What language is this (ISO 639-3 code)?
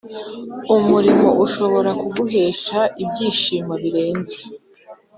kin